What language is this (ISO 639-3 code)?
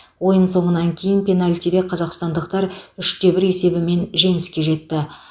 kaz